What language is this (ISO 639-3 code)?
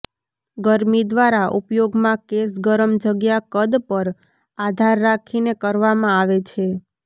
guj